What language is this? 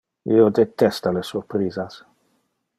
Interlingua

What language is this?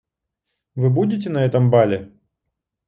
Russian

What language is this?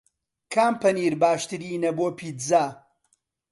Central Kurdish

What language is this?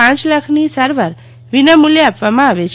Gujarati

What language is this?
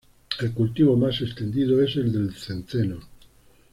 Spanish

